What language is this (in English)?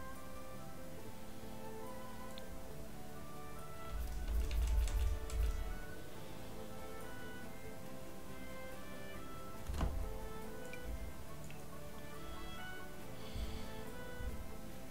Polish